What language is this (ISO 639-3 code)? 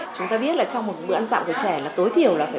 vie